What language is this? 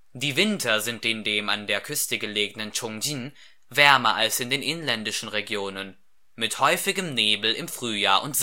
German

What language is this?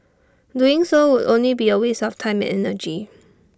English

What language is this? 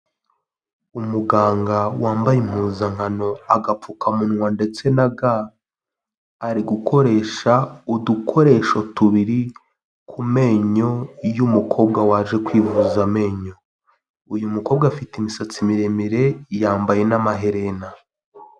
Kinyarwanda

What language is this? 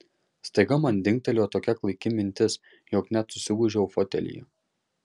Lithuanian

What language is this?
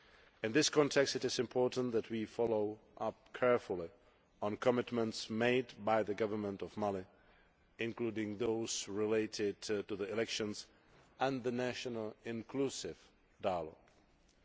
English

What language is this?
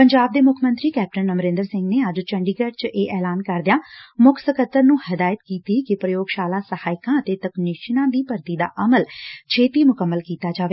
Punjabi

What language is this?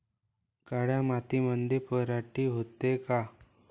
Marathi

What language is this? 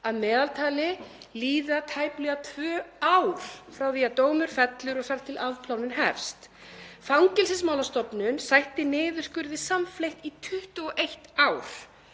Icelandic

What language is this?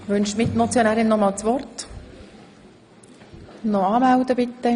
Swiss German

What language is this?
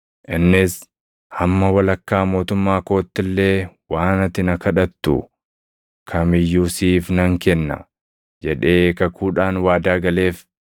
Oromo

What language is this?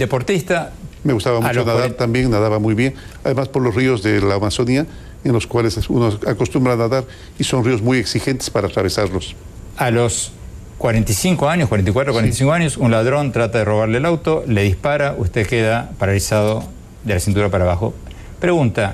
Spanish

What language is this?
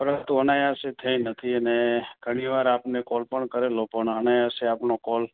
Gujarati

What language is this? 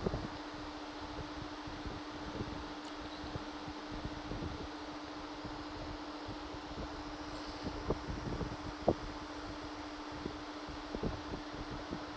English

